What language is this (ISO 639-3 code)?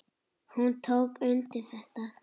isl